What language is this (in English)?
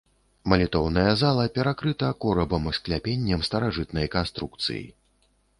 Belarusian